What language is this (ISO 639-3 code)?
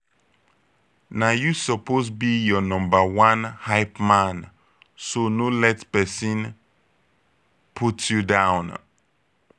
pcm